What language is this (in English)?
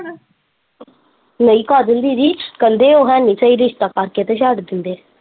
Punjabi